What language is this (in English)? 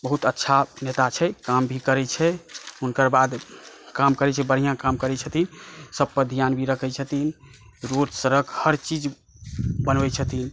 Maithili